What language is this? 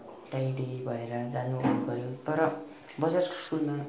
Nepali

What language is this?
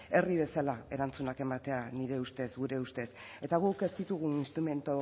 Basque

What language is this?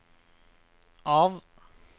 Norwegian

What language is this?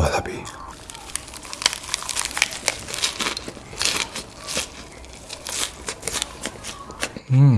Korean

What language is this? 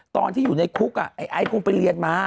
Thai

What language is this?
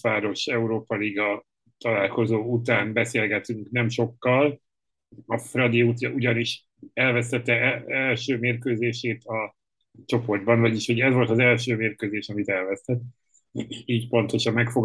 Hungarian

